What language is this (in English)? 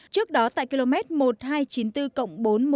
Vietnamese